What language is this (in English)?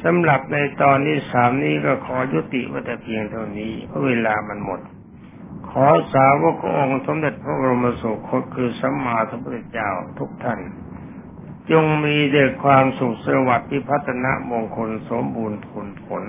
Thai